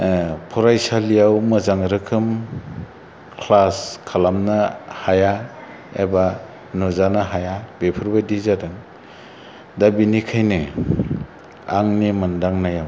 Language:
Bodo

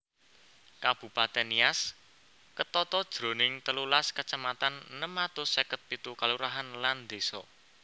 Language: Javanese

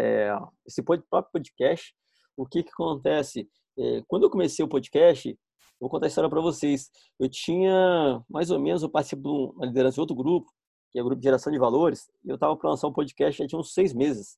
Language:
Portuguese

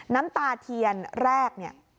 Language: Thai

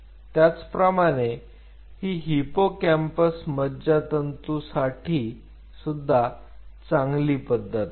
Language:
Marathi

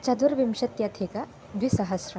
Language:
Sanskrit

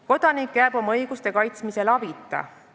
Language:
Estonian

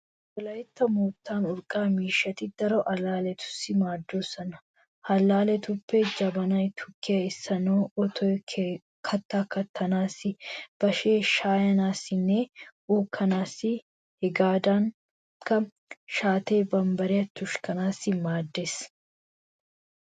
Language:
Wolaytta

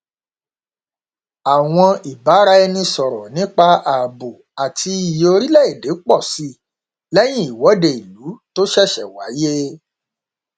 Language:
Yoruba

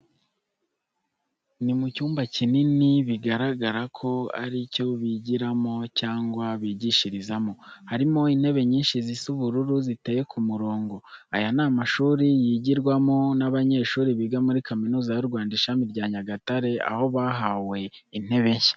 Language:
Kinyarwanda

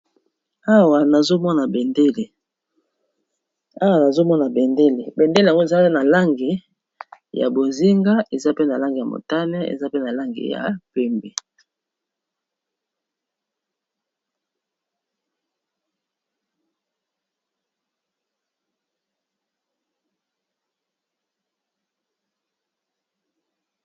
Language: Lingala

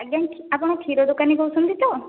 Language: Odia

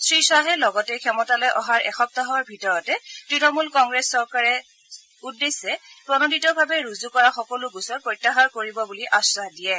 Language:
Assamese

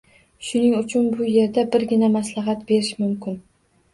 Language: Uzbek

